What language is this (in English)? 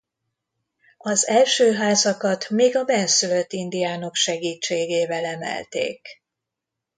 Hungarian